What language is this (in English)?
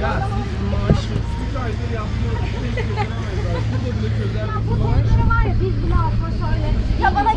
Turkish